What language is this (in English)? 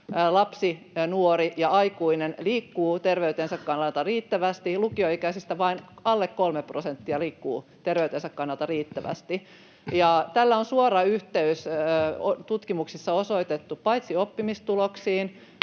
Finnish